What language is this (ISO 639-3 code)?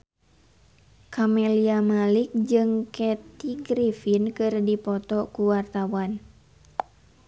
sun